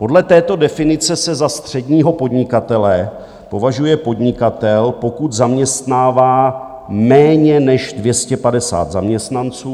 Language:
Czech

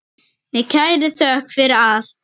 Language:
Icelandic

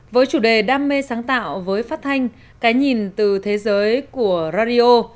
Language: Vietnamese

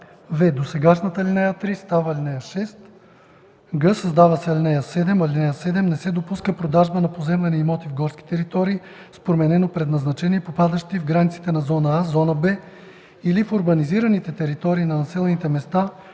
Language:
Bulgarian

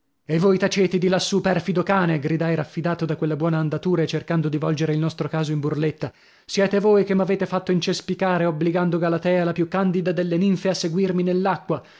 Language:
Italian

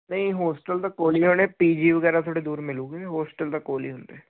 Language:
Punjabi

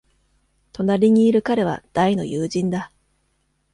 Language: Japanese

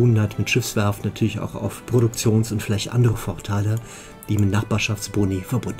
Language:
German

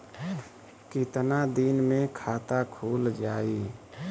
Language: Bhojpuri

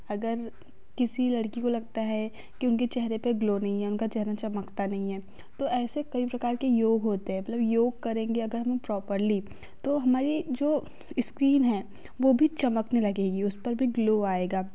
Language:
Hindi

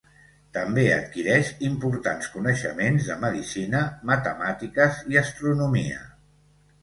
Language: Catalan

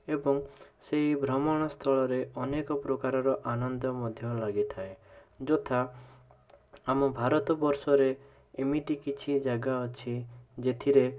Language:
Odia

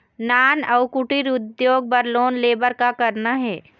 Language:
Chhattisgarhi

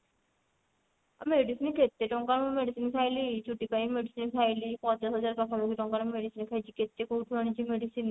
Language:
Odia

